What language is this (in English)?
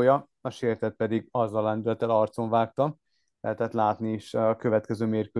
Hungarian